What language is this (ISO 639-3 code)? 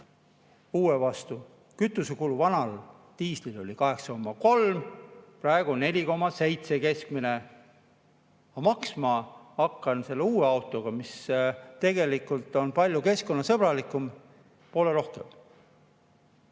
est